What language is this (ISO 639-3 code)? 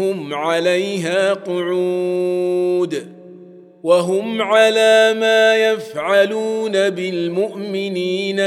ara